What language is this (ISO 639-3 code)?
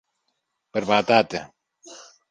ell